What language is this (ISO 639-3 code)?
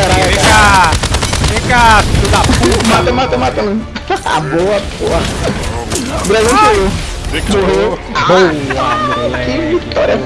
por